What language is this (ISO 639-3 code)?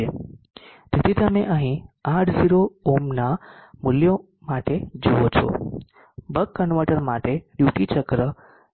guj